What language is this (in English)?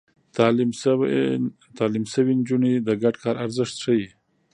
Pashto